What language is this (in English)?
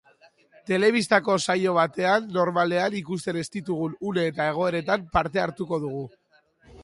Basque